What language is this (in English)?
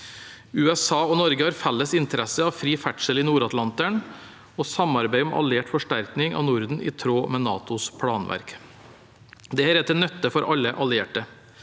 Norwegian